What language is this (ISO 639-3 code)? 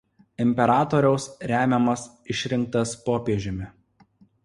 lit